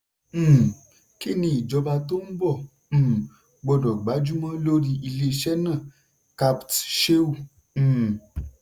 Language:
Yoruba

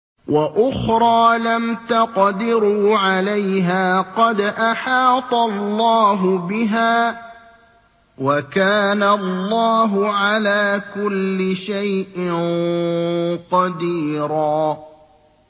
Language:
Arabic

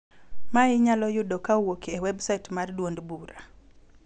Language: Luo (Kenya and Tanzania)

